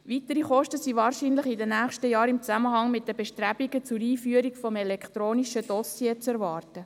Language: Swiss German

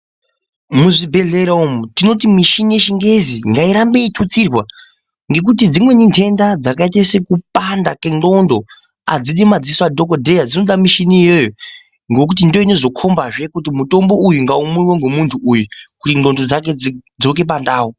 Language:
Ndau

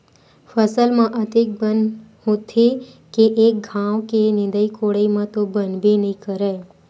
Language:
Chhattisgarhi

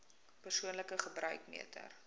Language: Afrikaans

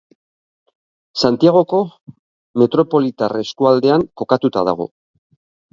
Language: Basque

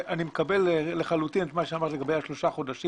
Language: Hebrew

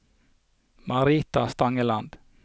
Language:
Norwegian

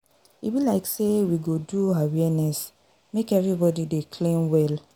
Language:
Nigerian Pidgin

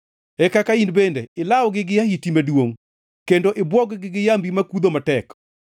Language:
Luo (Kenya and Tanzania)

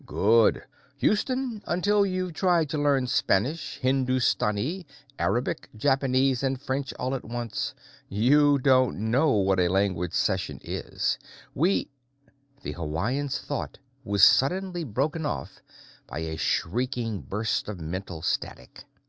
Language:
English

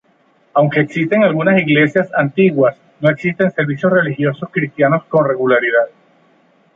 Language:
Spanish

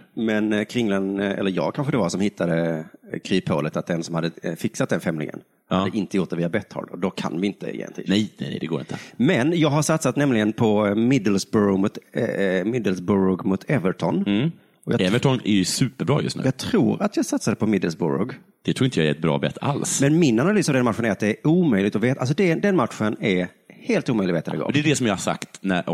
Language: Swedish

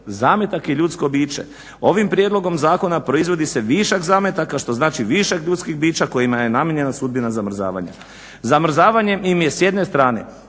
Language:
Croatian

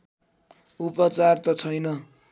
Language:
Nepali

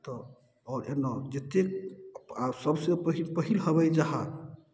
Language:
Maithili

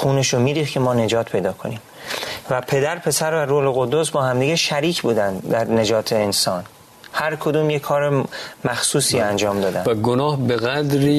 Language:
Persian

